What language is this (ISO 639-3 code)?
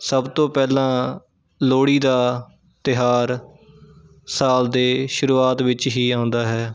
pan